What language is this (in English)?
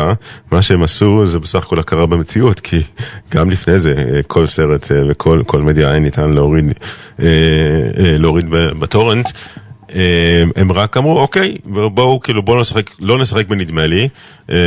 Hebrew